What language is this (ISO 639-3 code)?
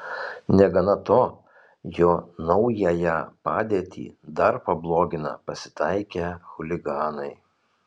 lit